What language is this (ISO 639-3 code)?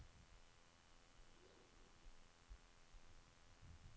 nor